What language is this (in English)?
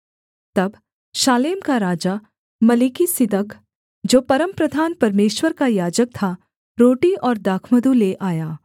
Hindi